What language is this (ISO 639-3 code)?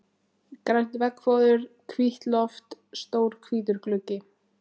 isl